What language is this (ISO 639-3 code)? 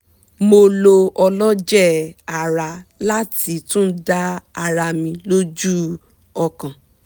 yor